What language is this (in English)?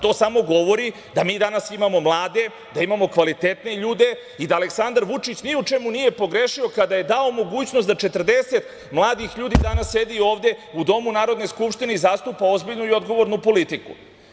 Serbian